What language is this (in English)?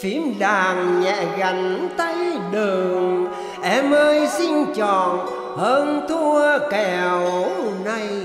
Vietnamese